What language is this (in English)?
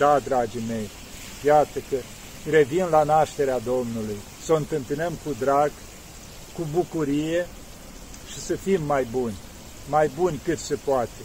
Romanian